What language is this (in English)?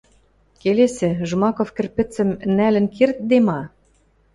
Western Mari